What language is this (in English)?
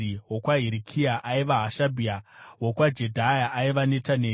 Shona